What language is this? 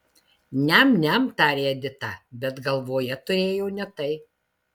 Lithuanian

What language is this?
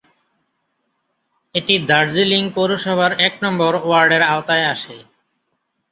Bangla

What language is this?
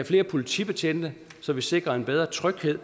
Danish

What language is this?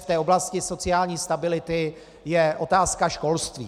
Czech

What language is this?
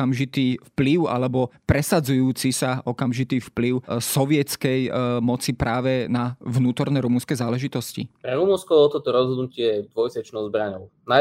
Slovak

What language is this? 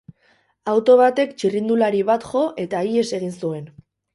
Basque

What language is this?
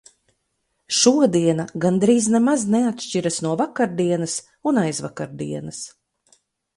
Latvian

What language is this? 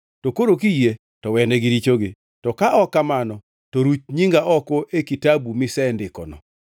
Luo (Kenya and Tanzania)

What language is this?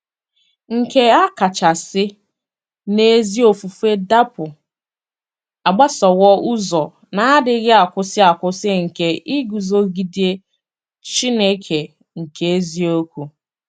Igbo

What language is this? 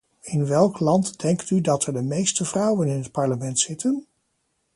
Dutch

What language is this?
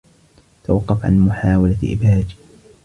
Arabic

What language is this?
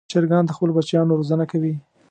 Pashto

